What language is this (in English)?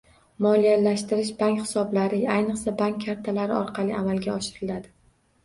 Uzbek